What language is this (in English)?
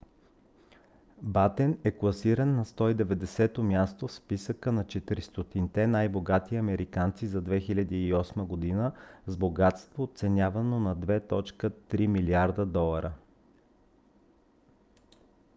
Bulgarian